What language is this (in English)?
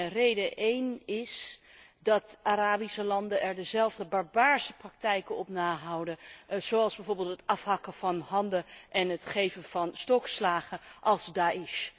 Dutch